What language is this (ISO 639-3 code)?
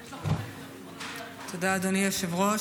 heb